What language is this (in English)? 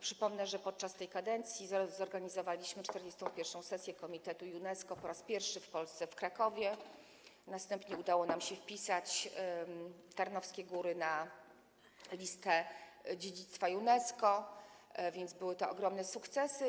Polish